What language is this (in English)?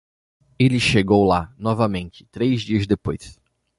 Portuguese